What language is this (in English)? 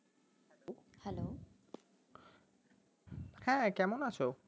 Bangla